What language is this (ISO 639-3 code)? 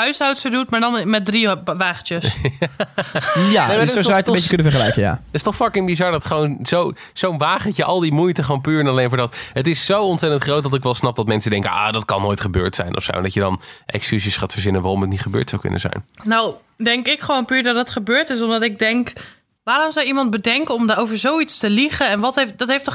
nld